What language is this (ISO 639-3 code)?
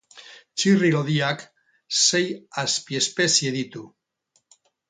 eus